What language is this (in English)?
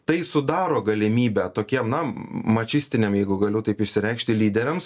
Lithuanian